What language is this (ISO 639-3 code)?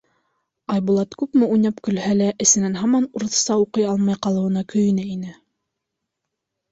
bak